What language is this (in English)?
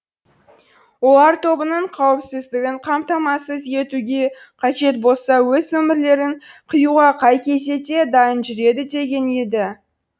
Kazakh